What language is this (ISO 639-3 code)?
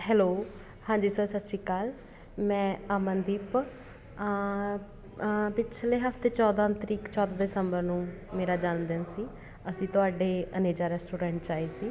pan